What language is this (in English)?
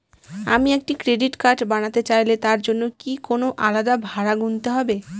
Bangla